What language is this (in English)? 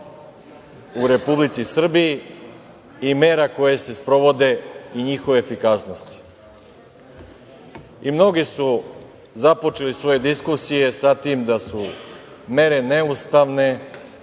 Serbian